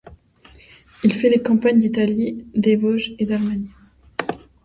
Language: French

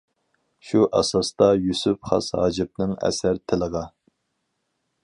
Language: Uyghur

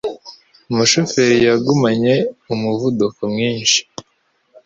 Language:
Kinyarwanda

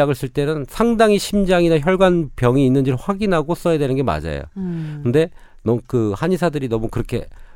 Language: Korean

